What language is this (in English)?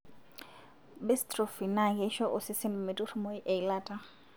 Masai